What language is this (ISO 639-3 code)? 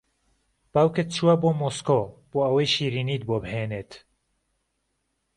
ckb